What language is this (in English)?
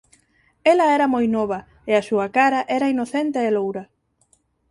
Galician